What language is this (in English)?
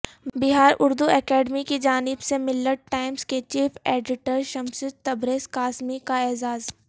Urdu